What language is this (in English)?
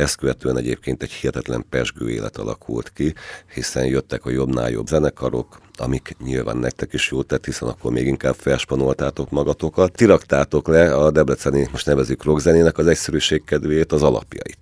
Hungarian